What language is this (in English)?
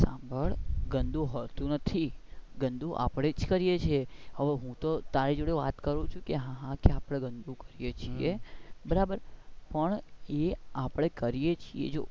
Gujarati